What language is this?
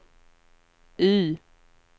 Swedish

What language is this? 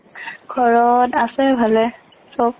Assamese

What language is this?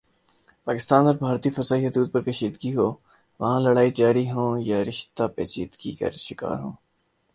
Urdu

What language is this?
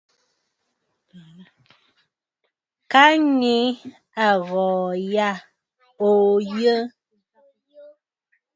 Bafut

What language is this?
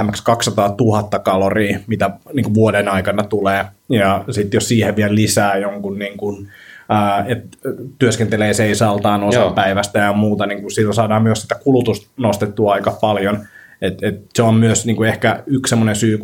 Finnish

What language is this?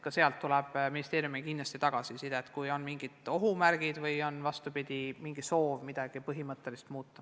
Estonian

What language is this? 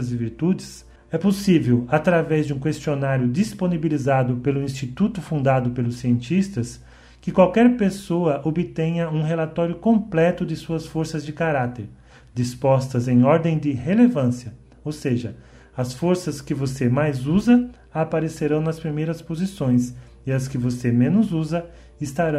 Portuguese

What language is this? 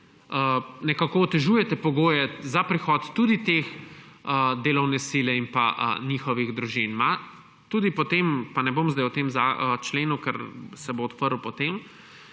Slovenian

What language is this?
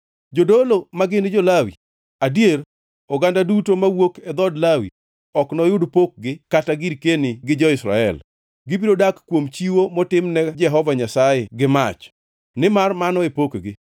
Luo (Kenya and Tanzania)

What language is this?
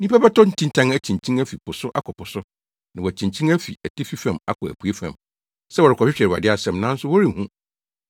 Akan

